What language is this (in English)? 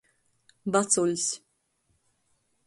Latgalian